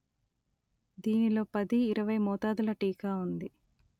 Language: Telugu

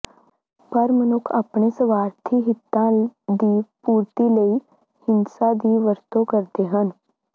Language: Punjabi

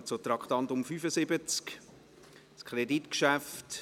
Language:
Swiss German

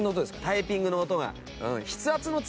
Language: Japanese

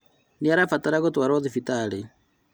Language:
Kikuyu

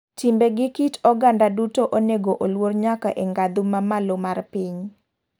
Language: Luo (Kenya and Tanzania)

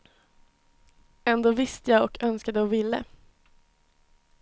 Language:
Swedish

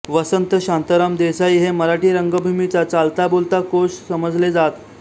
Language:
Marathi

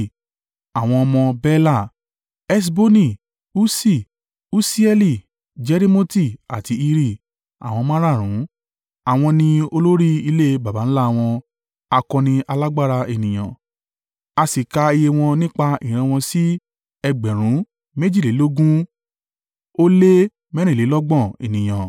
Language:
Yoruba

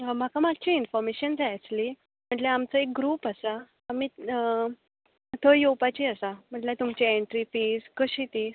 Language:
Konkani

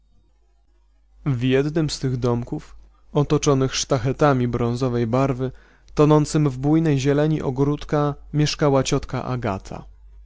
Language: Polish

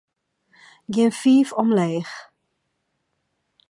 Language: Western Frisian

